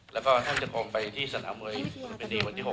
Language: Thai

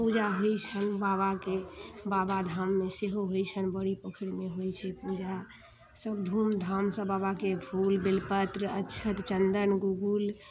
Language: Maithili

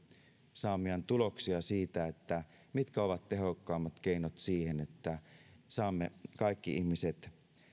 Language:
Finnish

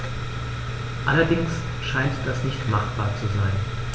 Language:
German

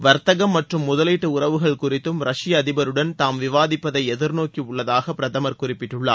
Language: Tamil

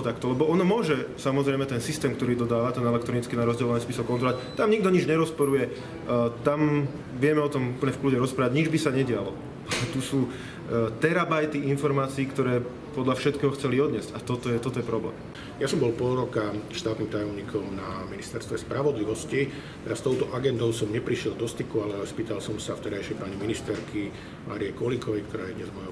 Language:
Slovak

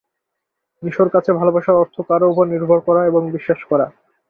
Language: Bangla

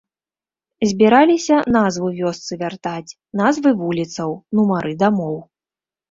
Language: Belarusian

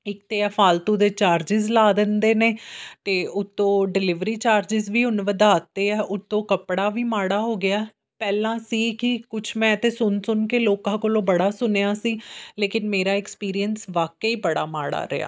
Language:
Punjabi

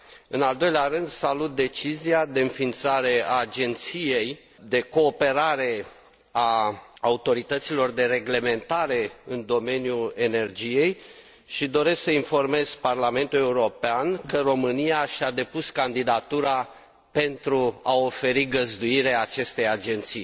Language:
Romanian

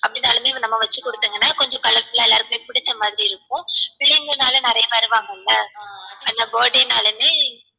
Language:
Tamil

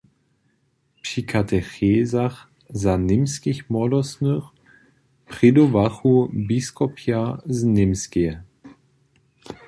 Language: Upper Sorbian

